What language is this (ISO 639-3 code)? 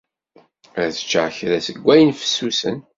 kab